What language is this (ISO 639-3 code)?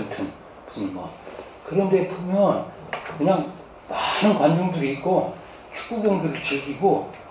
kor